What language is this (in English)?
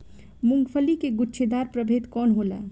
Bhojpuri